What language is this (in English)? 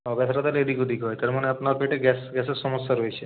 Bangla